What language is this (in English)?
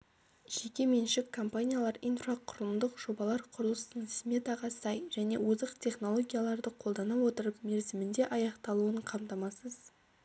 Kazakh